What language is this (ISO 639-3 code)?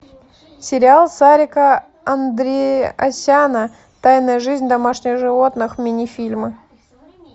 rus